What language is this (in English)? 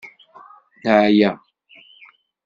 Kabyle